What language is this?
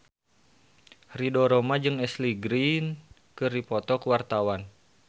Sundanese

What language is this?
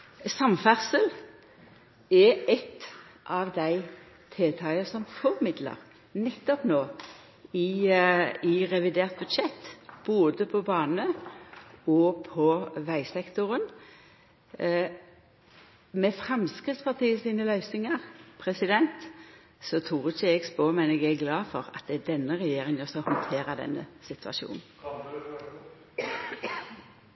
Norwegian Nynorsk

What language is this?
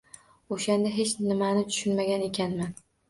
Uzbek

